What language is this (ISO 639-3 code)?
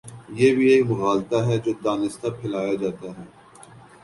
urd